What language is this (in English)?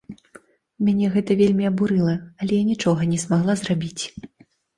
Belarusian